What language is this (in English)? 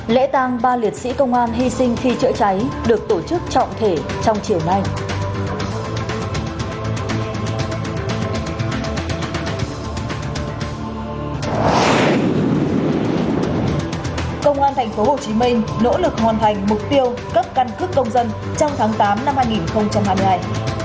Vietnamese